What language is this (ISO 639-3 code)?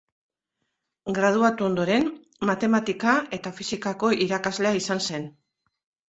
eus